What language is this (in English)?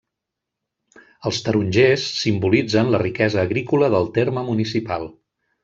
Catalan